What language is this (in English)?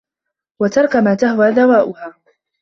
Arabic